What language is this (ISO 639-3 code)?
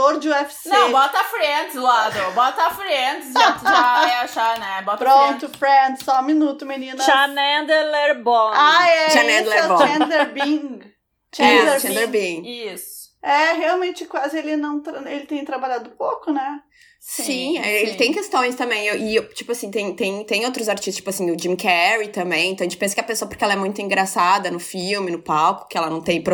por